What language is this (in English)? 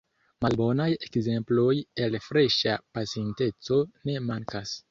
Esperanto